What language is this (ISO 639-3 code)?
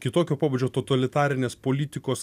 lit